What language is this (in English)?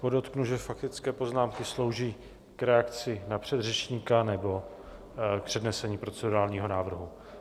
Czech